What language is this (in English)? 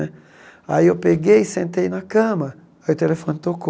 Portuguese